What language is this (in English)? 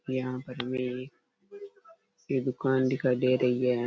Rajasthani